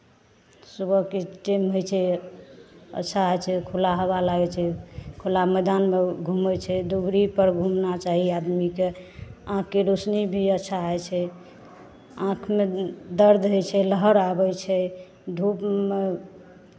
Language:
Maithili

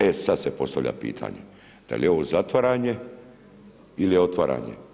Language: Croatian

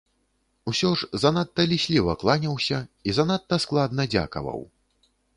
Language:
Belarusian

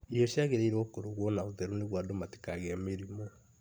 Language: Kikuyu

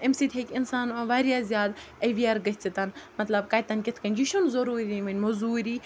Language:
Kashmiri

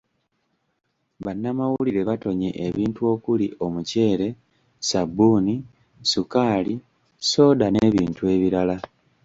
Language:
Ganda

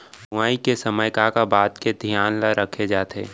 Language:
Chhattisgarhi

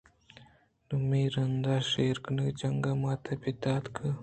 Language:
Eastern Balochi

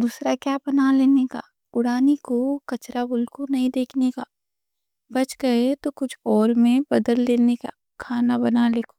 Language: Deccan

